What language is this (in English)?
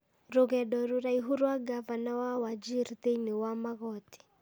Kikuyu